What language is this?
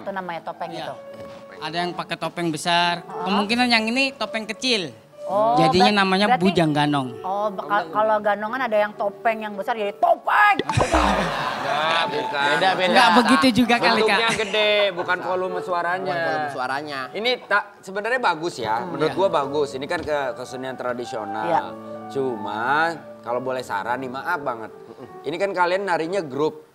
Indonesian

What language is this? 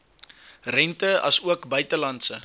Afrikaans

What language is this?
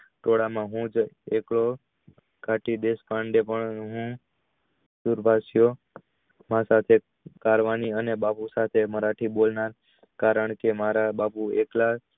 Gujarati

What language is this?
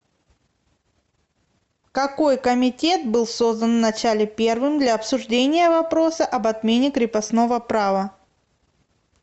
Russian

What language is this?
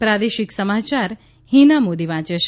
Gujarati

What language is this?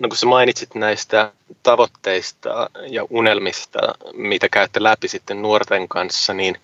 Finnish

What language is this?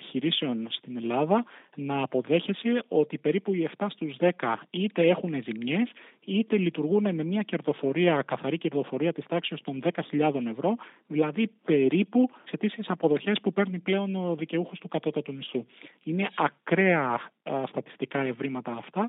Greek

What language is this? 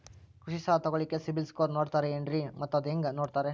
Kannada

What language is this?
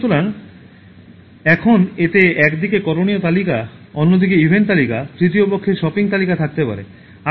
Bangla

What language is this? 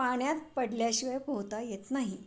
Marathi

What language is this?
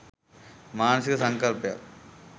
Sinhala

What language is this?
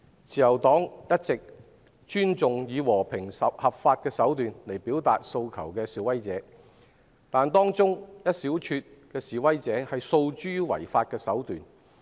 Cantonese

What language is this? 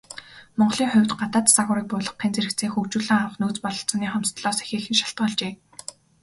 Mongolian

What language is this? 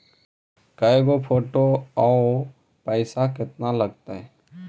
Magahi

